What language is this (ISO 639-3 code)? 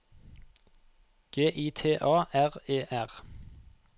nor